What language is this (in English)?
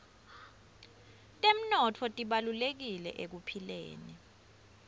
Swati